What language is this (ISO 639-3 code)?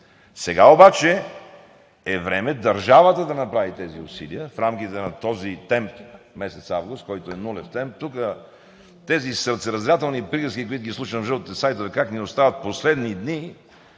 bul